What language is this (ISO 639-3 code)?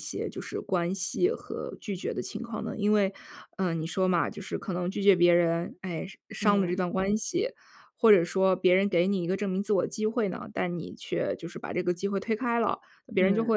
zho